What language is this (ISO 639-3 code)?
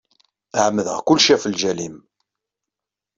kab